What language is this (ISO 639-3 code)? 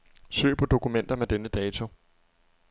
dan